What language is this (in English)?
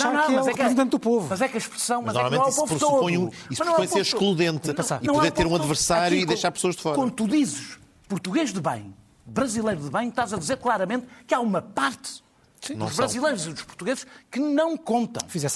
Portuguese